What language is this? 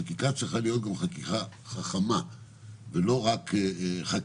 Hebrew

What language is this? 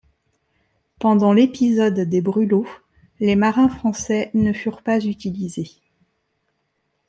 French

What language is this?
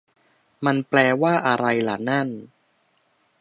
Thai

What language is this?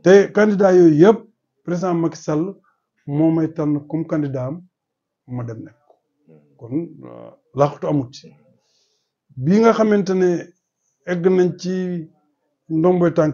Arabic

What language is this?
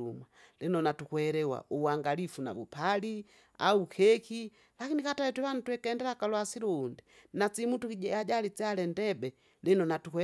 Kinga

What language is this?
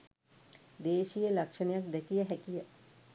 Sinhala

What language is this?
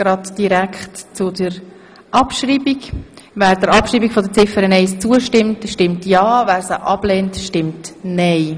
Swiss German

